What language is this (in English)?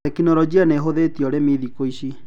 Kikuyu